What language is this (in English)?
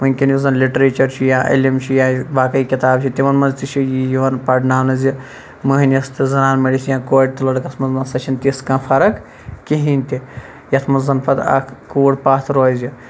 Kashmiri